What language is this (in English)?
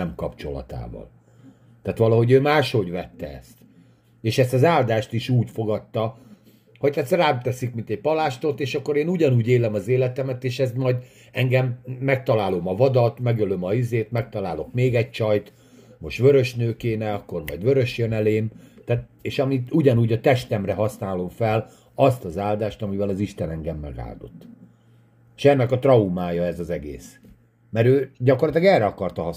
Hungarian